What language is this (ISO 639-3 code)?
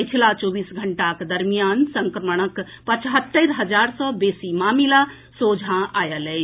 mai